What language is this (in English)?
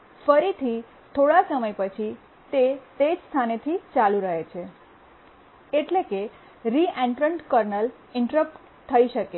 Gujarati